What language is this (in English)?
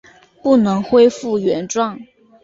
Chinese